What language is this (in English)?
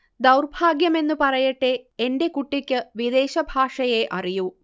Malayalam